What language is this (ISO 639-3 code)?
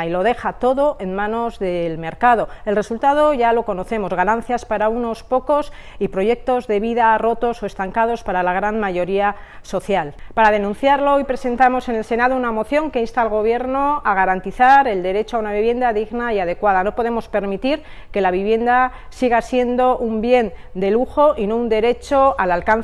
spa